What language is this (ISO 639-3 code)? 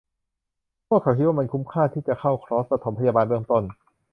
tha